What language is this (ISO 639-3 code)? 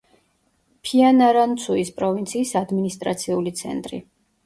kat